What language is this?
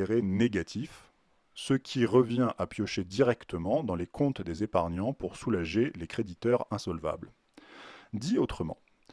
French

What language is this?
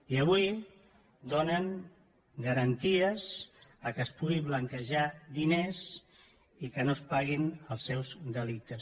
Catalan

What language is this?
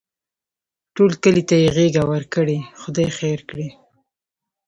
Pashto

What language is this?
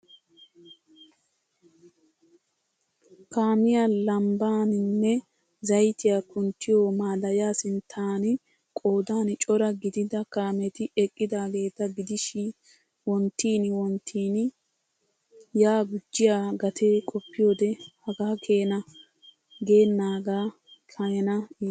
Wolaytta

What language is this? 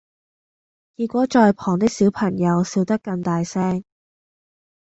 Cantonese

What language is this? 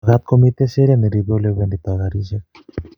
Kalenjin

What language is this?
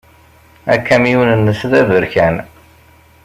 Kabyle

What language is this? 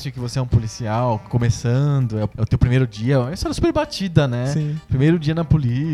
Portuguese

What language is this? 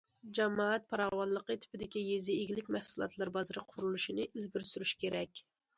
Uyghur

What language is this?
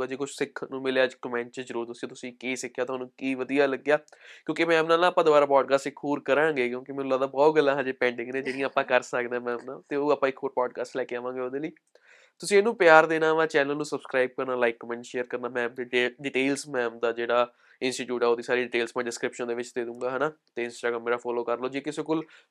Punjabi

